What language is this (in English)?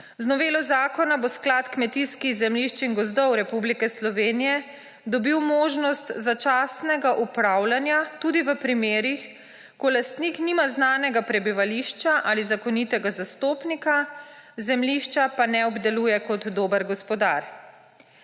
Slovenian